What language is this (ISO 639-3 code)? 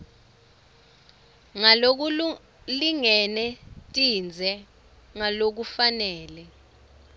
ssw